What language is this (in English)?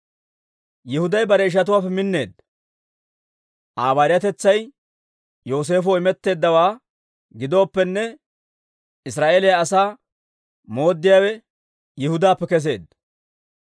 Dawro